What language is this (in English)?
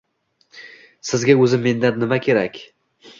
Uzbek